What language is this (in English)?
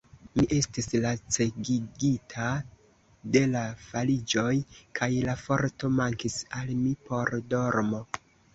Esperanto